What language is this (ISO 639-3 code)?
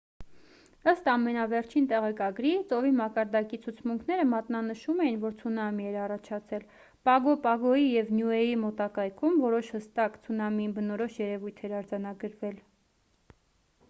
hye